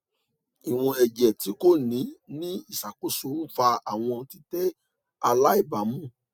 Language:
Yoruba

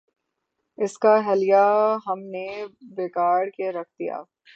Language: Urdu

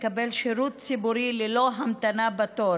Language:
Hebrew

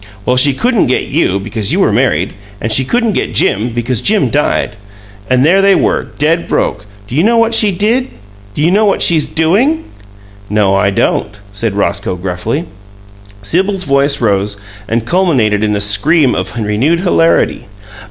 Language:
English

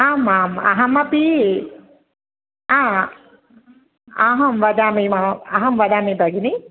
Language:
Sanskrit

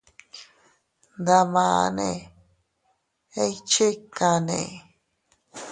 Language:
Teutila Cuicatec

